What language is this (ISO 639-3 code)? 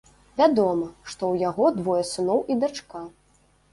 bel